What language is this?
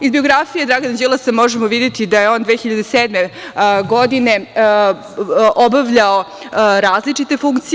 Serbian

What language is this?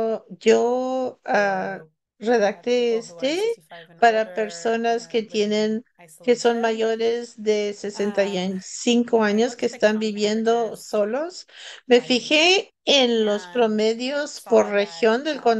Spanish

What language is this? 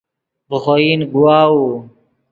Yidgha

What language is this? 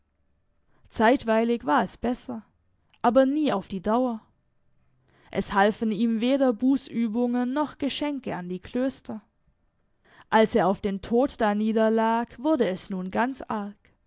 German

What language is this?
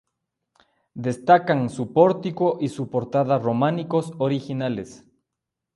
Spanish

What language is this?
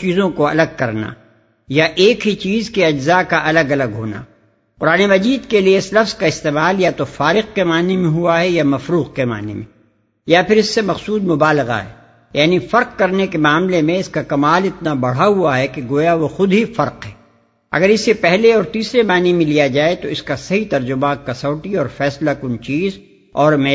Urdu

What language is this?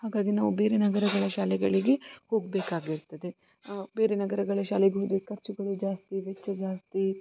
Kannada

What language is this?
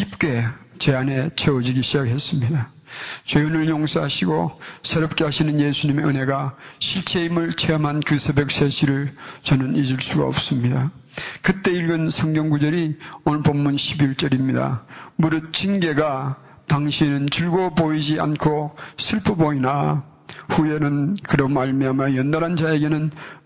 Korean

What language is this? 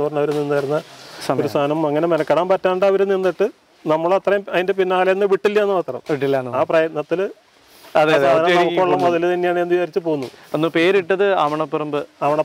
Dutch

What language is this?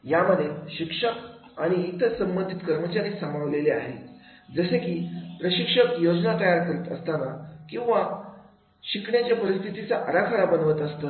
Marathi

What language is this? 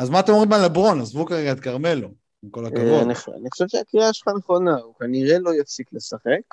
Hebrew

